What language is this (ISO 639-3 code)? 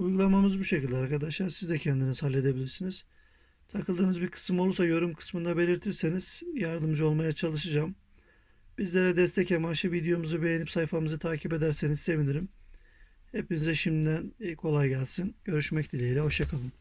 tur